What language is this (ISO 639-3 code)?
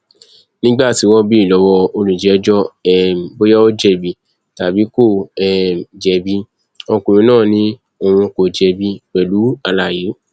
yor